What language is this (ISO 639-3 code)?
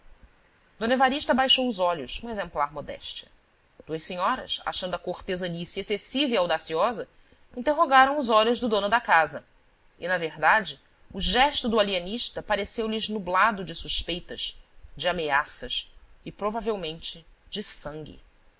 por